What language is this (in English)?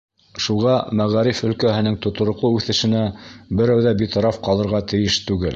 Bashkir